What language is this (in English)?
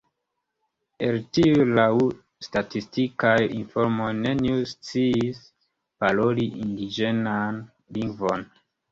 Esperanto